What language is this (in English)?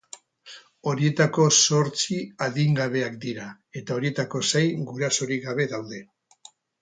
Basque